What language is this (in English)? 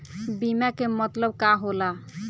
Bhojpuri